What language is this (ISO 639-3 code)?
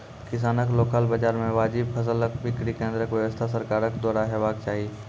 mai